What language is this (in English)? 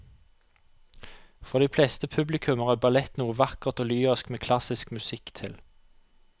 Norwegian